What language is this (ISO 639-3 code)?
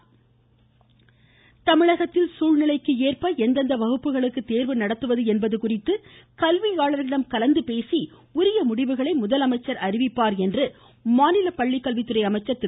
tam